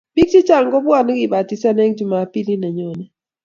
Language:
Kalenjin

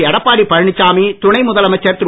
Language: Tamil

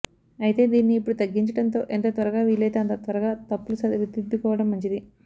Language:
Telugu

